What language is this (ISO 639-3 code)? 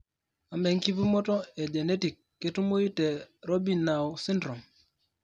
mas